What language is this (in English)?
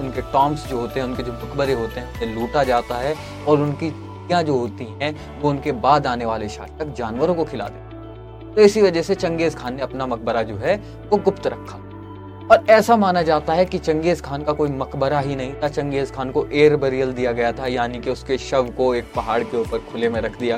Hindi